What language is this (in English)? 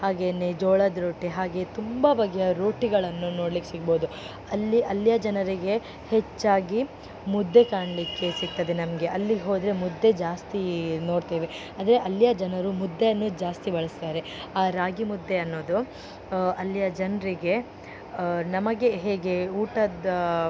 Kannada